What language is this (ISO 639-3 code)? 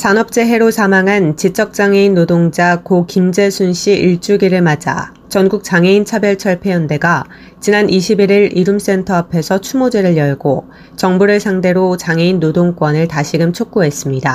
kor